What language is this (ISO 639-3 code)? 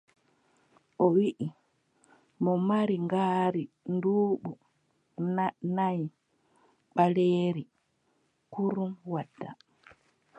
fub